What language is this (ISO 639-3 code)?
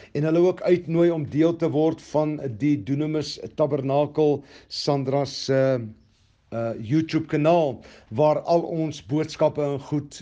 nld